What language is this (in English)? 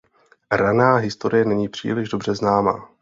Czech